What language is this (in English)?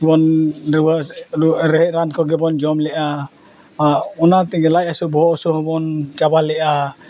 Santali